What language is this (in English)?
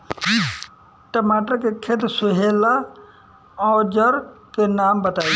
Bhojpuri